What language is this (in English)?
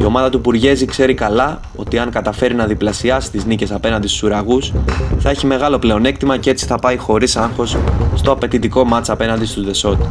Greek